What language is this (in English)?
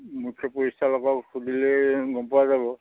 Assamese